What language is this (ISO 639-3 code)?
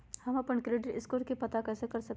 mag